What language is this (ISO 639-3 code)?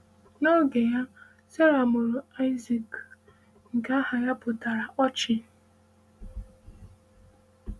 ibo